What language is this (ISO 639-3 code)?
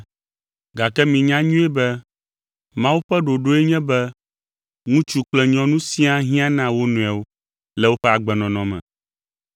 ewe